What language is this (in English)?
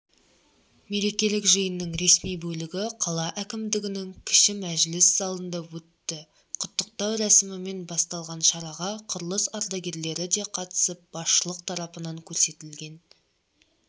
Kazakh